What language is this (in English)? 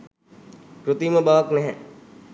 Sinhala